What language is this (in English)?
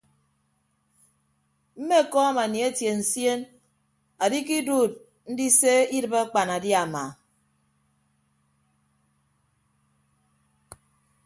Ibibio